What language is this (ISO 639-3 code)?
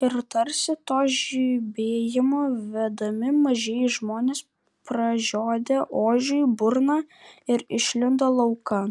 lit